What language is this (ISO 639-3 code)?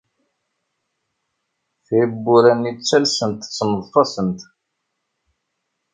kab